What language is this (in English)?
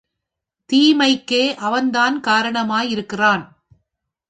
Tamil